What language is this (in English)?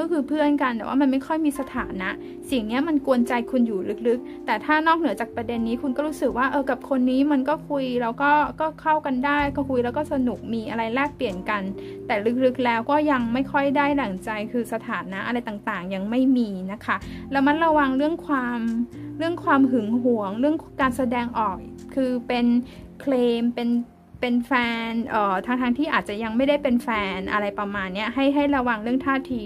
Thai